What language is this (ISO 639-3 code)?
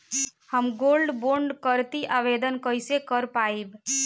bho